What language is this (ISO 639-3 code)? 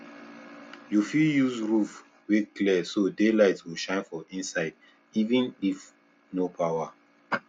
pcm